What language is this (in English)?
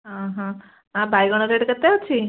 Odia